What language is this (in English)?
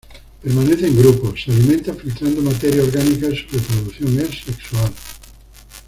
Spanish